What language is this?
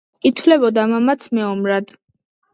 Georgian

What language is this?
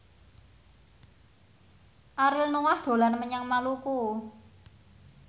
Javanese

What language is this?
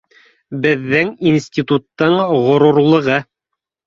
Bashkir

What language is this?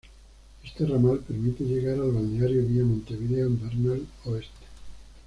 Spanish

